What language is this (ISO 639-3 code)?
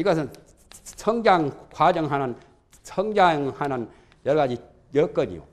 kor